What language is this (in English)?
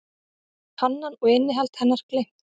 Icelandic